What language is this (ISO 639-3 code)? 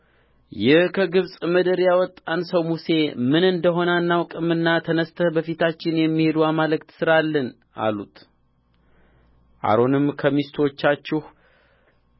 amh